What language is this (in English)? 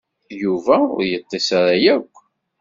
Kabyle